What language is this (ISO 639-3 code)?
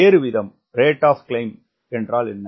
tam